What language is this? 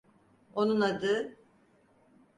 Turkish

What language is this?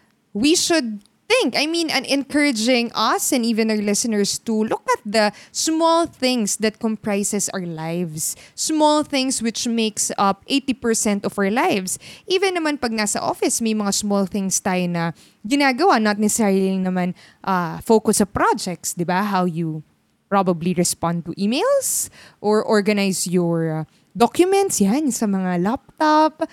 Filipino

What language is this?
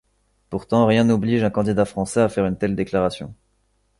French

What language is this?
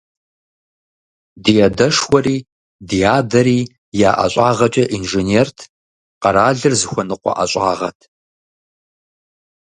Kabardian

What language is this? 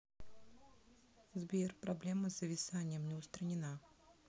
Russian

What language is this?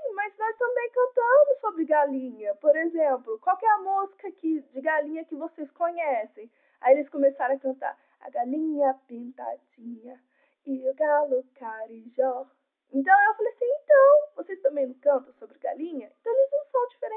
Portuguese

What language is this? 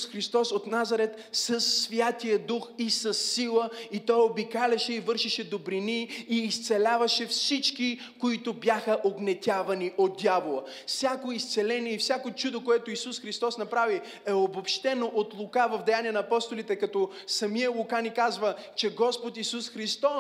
Bulgarian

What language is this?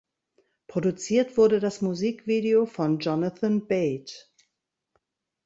German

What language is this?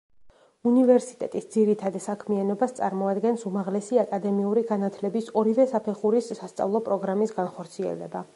Georgian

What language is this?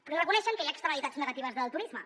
Catalan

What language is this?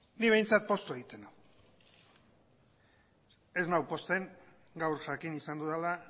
Basque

